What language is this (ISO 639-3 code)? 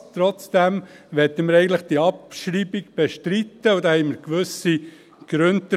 gsw